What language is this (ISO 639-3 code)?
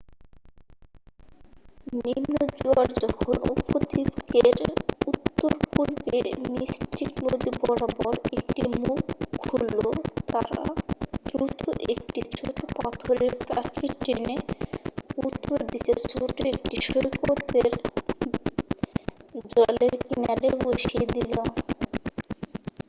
ben